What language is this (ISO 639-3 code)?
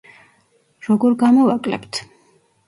kat